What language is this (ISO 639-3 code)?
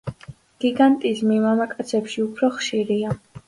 kat